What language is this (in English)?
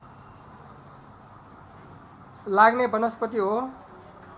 Nepali